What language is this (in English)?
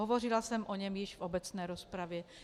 Czech